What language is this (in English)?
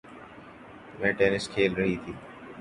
Urdu